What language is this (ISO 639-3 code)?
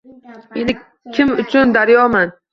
uzb